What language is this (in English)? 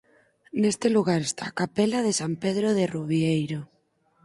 Galician